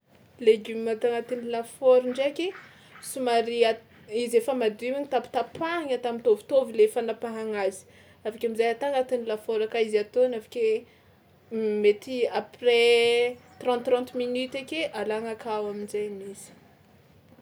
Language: Tsimihety Malagasy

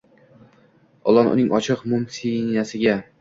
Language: Uzbek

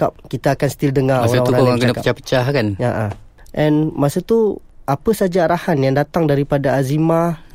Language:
Malay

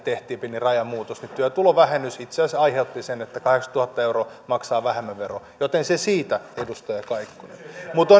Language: Finnish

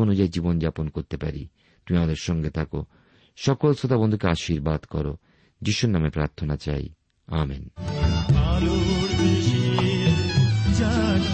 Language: Bangla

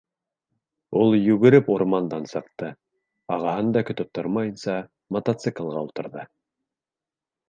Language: Bashkir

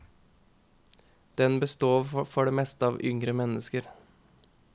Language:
Norwegian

